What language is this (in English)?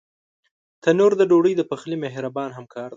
Pashto